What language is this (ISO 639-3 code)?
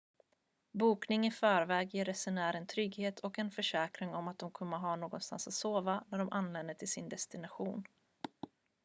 swe